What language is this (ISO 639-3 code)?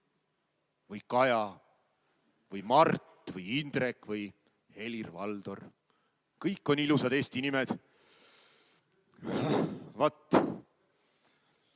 est